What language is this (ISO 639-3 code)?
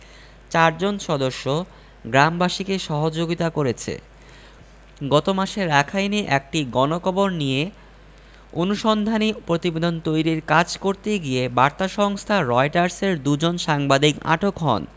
ben